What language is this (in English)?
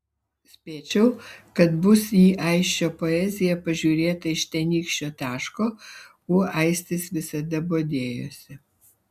Lithuanian